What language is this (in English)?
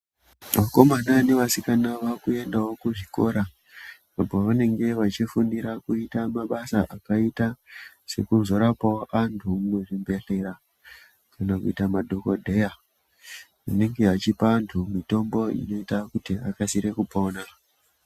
Ndau